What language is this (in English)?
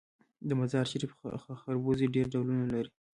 Pashto